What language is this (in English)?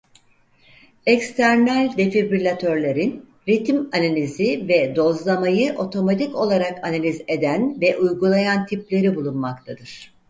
Turkish